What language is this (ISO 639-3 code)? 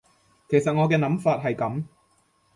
yue